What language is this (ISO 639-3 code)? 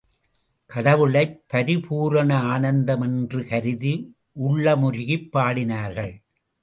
tam